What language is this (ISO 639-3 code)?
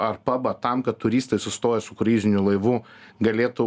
lit